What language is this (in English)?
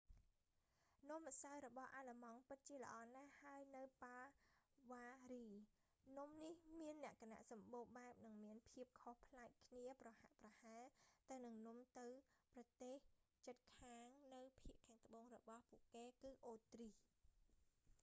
Khmer